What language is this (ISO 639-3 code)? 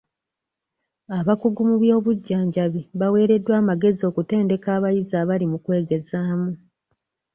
lug